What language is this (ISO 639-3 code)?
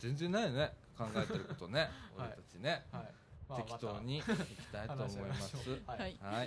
jpn